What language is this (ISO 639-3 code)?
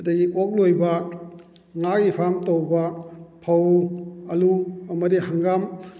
mni